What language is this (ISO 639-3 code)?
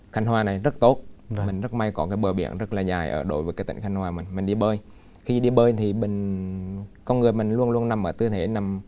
vie